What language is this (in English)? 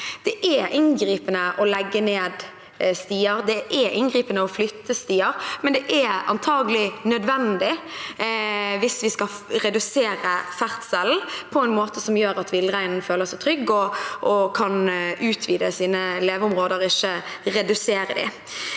Norwegian